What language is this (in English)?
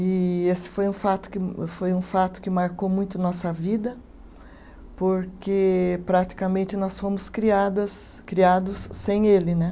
Portuguese